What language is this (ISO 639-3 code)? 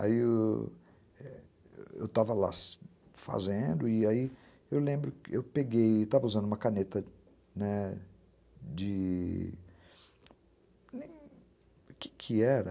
por